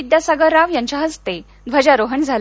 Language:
Marathi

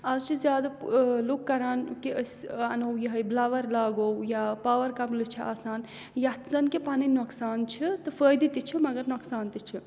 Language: Kashmiri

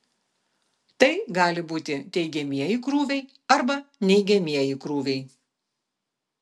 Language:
Lithuanian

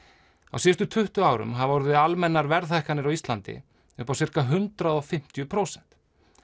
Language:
Icelandic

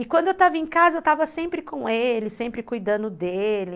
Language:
Portuguese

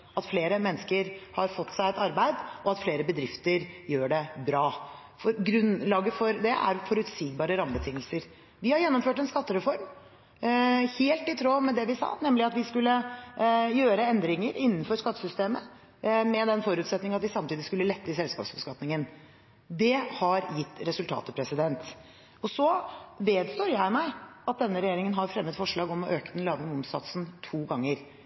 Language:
Norwegian Bokmål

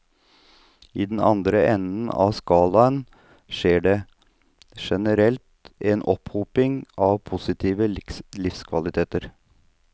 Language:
Norwegian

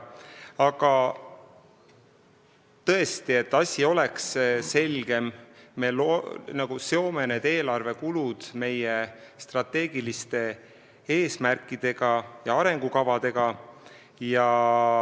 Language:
Estonian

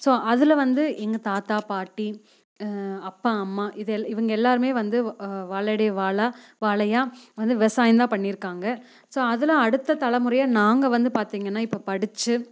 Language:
Tamil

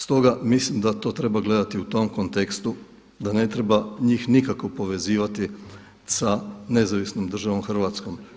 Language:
Croatian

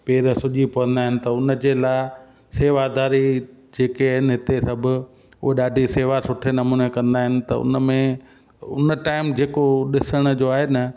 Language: Sindhi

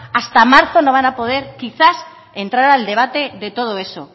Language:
Spanish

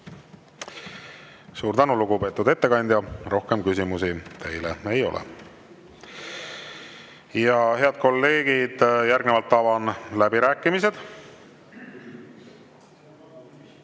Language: Estonian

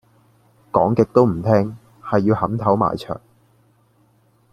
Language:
Cantonese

